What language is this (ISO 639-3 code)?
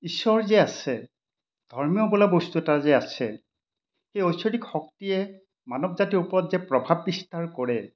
asm